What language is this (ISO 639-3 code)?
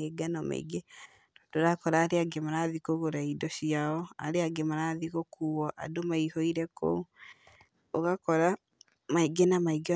kik